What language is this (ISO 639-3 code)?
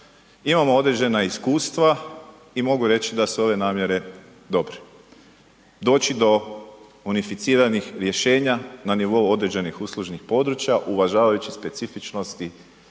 hrv